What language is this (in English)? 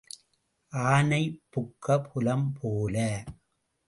Tamil